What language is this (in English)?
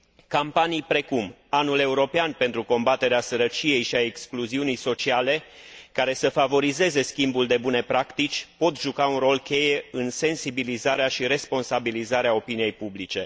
Romanian